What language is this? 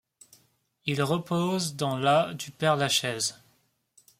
French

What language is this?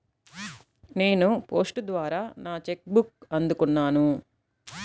Telugu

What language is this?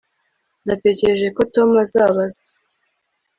Kinyarwanda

